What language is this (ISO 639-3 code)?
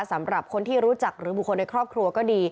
tha